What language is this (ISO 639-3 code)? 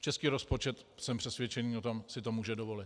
ces